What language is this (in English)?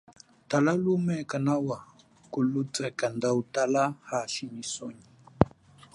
Chokwe